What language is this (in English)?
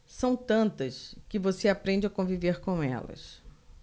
Portuguese